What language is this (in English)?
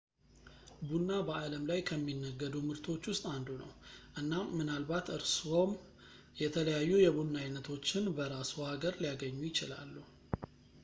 Amharic